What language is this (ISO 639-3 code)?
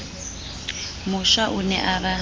sot